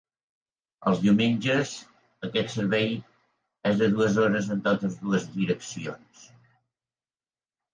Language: Catalan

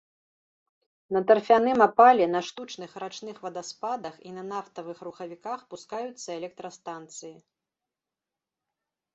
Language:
Belarusian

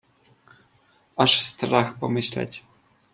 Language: Polish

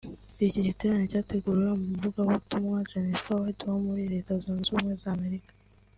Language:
Kinyarwanda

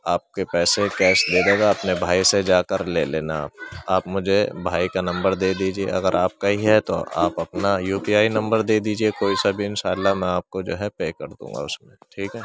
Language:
Urdu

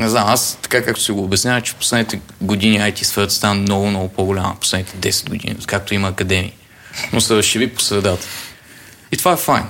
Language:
Bulgarian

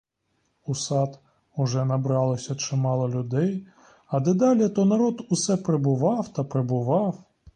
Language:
Ukrainian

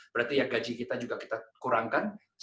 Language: Indonesian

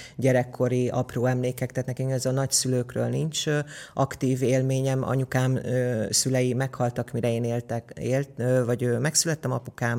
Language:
Hungarian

